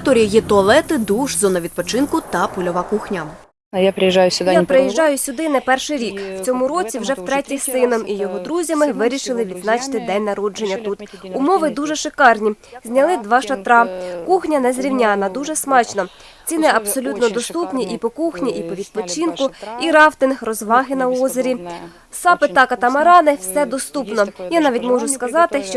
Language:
Ukrainian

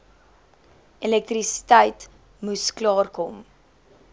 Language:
Afrikaans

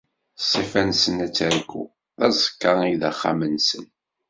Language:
Kabyle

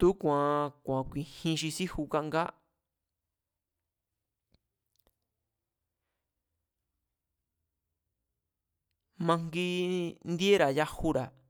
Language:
Mazatlán Mazatec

